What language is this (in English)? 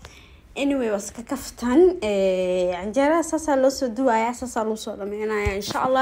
Arabic